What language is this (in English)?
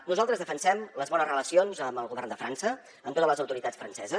Catalan